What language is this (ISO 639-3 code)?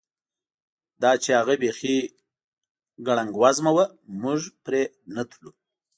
pus